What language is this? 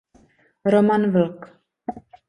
Czech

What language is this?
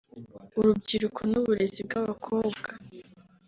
Kinyarwanda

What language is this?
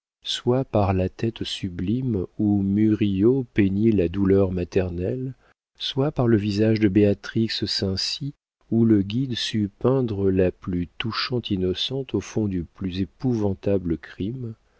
French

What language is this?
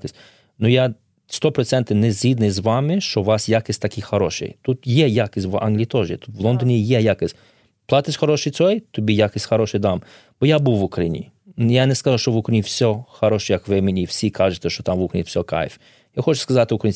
Ukrainian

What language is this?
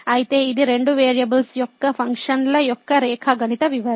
Telugu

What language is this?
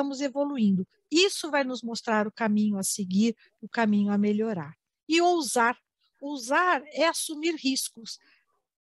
Portuguese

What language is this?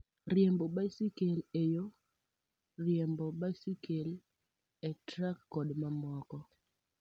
Luo (Kenya and Tanzania)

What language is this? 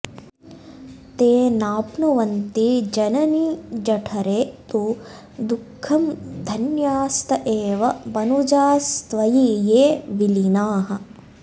Sanskrit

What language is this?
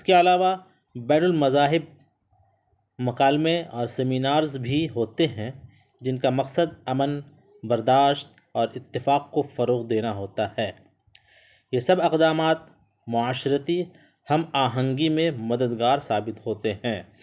Urdu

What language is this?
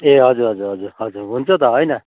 Nepali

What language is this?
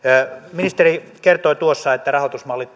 Finnish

